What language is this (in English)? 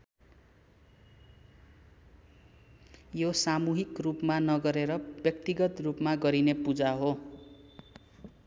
Nepali